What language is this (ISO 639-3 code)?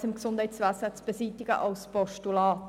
gsw